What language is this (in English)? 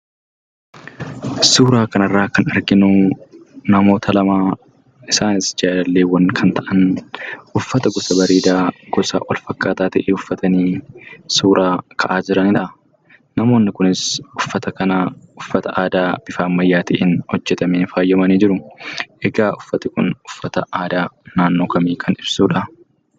Oromo